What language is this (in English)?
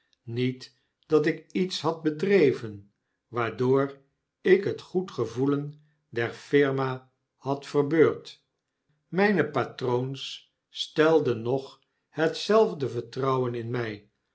Dutch